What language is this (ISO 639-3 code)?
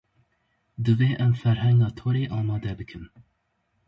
kur